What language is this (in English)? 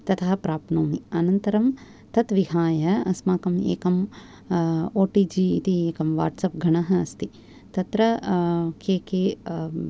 Sanskrit